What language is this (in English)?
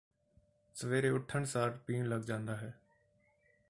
Punjabi